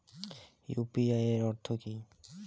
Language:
Bangla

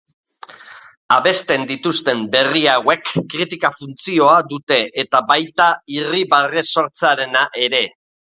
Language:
Basque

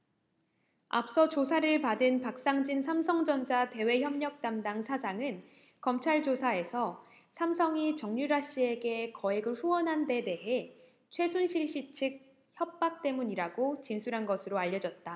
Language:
Korean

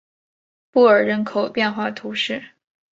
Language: Chinese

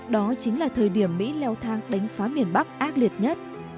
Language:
Vietnamese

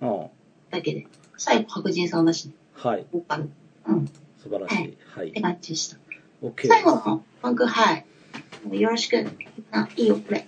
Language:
Japanese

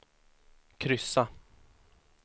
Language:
Swedish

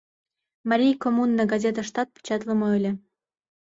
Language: Mari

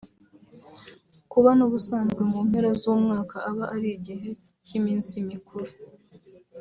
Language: Kinyarwanda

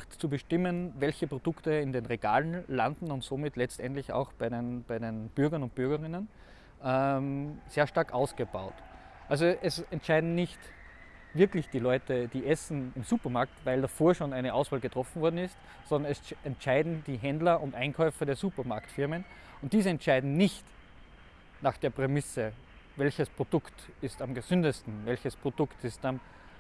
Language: German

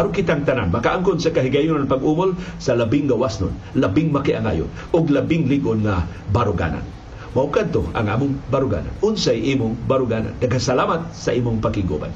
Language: Filipino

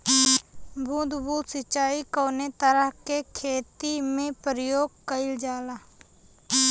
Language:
Bhojpuri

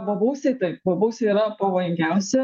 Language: Lithuanian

